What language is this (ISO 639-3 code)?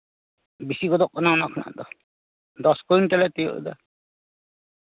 sat